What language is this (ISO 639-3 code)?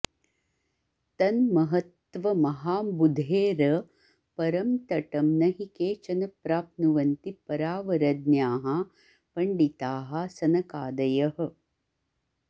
san